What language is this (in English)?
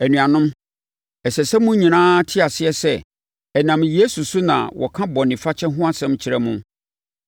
Akan